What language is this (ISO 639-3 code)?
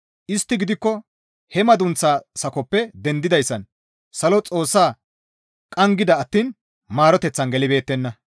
gmv